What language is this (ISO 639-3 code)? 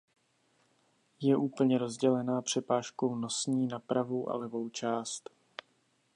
ces